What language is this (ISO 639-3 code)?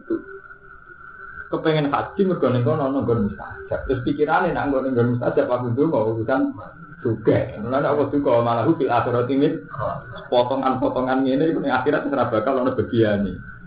ind